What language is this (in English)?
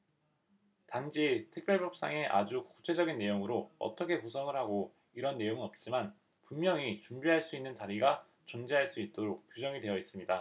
Korean